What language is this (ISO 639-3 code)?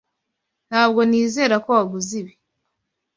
kin